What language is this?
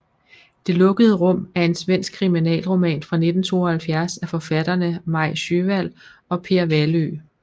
Danish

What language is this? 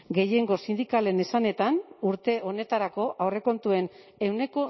Basque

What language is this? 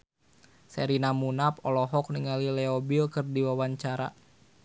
Sundanese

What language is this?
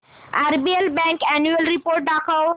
Marathi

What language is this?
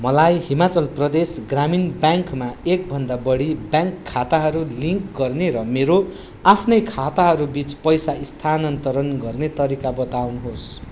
Nepali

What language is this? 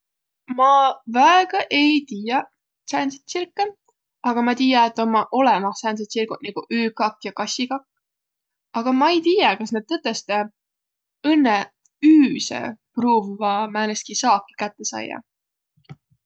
Võro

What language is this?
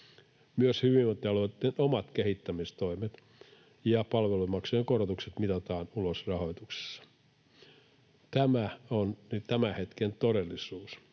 Finnish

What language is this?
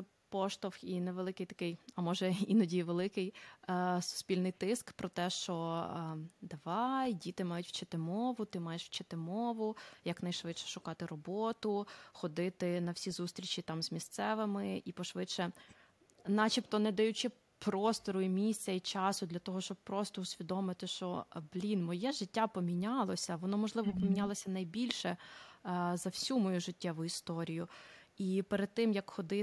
Ukrainian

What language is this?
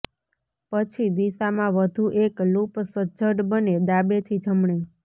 Gujarati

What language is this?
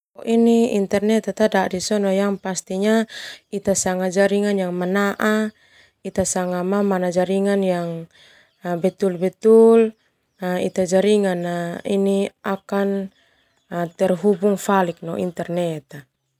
Termanu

